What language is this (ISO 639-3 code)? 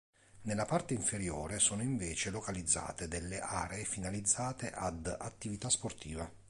ita